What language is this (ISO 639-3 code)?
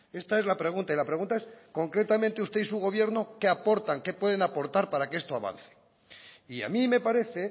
spa